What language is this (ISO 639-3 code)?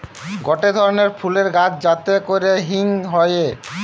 ben